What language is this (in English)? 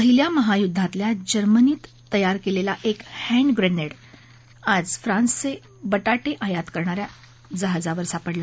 Marathi